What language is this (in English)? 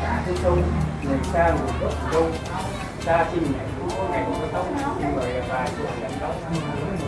Vietnamese